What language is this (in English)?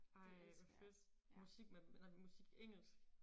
Danish